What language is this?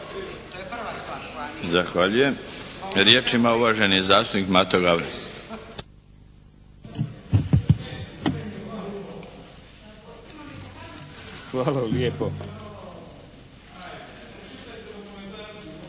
Croatian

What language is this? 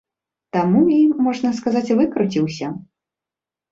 Belarusian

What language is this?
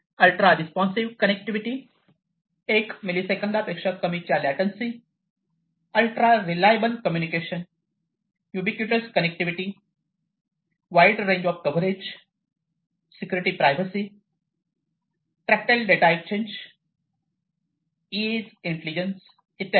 Marathi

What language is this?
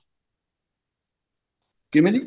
Punjabi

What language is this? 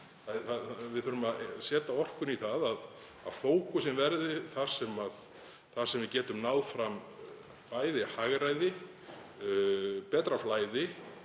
Icelandic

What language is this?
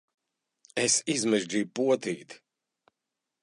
Latvian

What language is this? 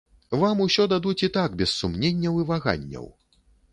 Belarusian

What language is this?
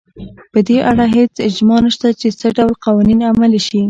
Pashto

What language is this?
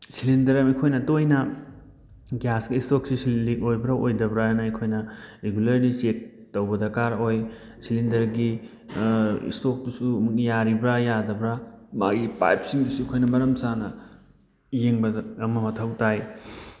Manipuri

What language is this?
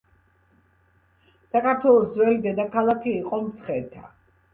Georgian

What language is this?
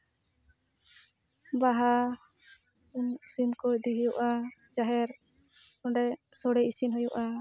Santali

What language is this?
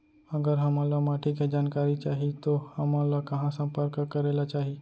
Chhattisgarhi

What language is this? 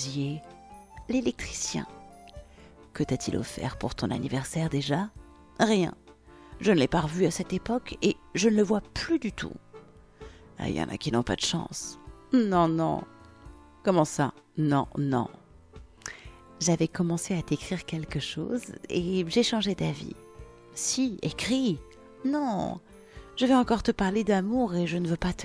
French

